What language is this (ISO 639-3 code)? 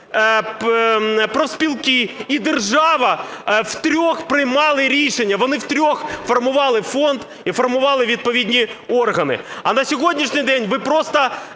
ukr